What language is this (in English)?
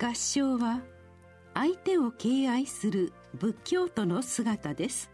Japanese